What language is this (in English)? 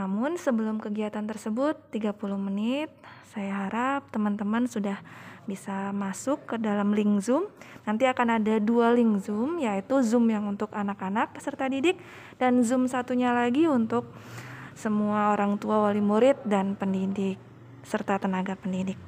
Indonesian